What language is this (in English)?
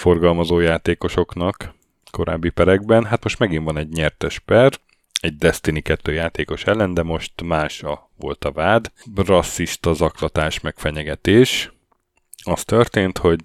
Hungarian